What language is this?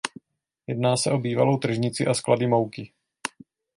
Czech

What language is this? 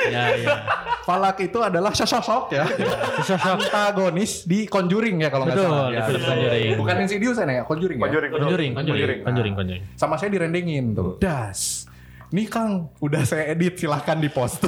Indonesian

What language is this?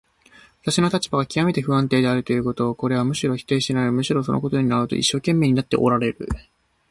Japanese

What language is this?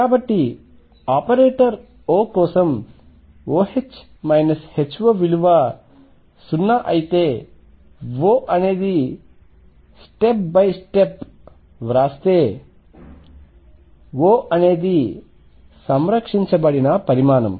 Telugu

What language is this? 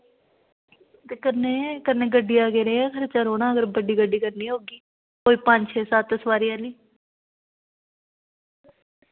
Dogri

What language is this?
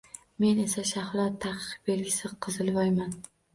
Uzbek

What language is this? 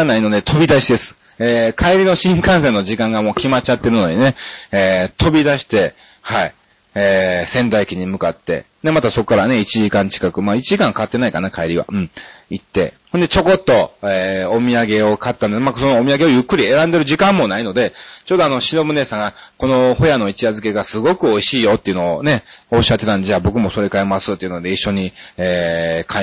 Japanese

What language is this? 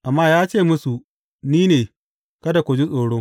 Hausa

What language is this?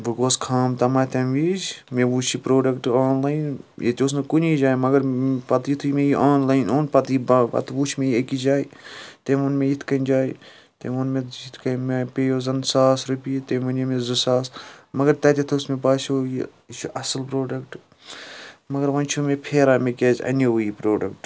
Kashmiri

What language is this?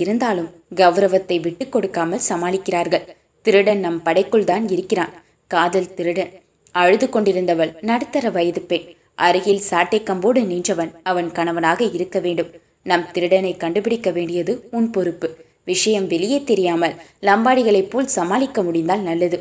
Tamil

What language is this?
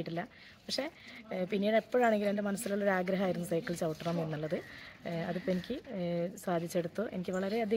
Malayalam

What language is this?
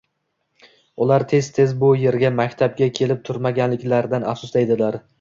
Uzbek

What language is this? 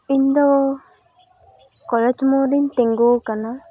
Santali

